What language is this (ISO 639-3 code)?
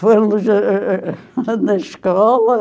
por